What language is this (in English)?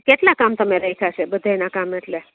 Gujarati